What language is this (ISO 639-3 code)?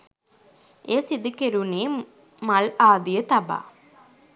sin